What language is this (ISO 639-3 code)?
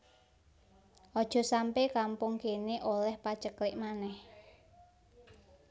jav